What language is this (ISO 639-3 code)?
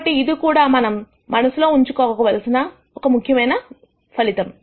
tel